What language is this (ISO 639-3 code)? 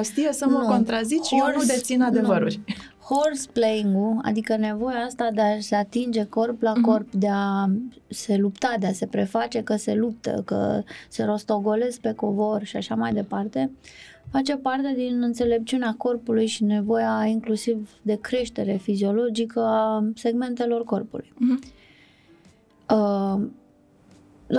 ron